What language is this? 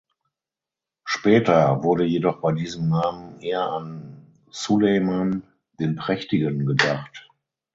German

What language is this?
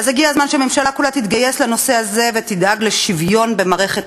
Hebrew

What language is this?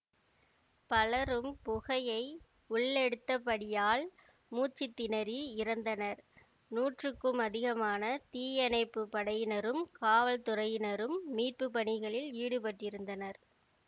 Tamil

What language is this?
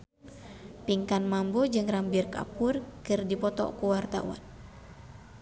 Sundanese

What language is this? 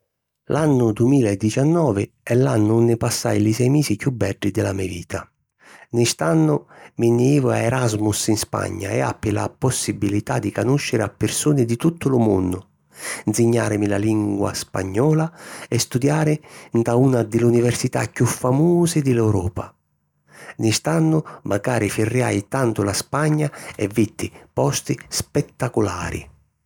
Sicilian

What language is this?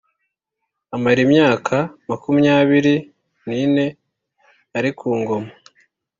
Kinyarwanda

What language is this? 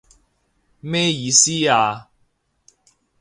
Cantonese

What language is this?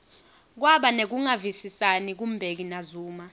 Swati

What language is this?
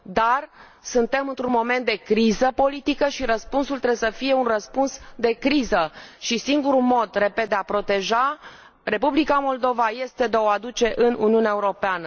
Romanian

